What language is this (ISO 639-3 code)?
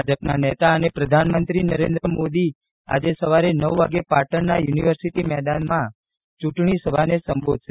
guj